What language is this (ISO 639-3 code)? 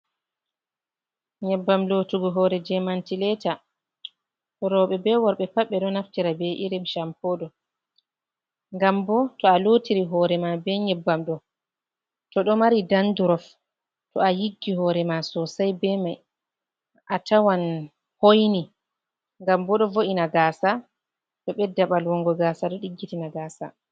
ful